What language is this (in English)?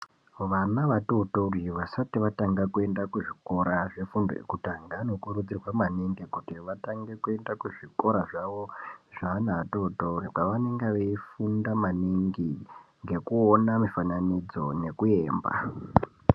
Ndau